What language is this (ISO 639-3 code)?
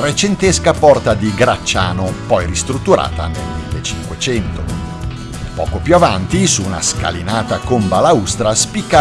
ita